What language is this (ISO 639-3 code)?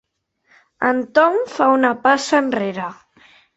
cat